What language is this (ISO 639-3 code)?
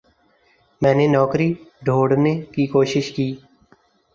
urd